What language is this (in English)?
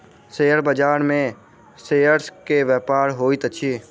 Maithili